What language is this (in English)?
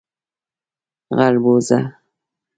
Pashto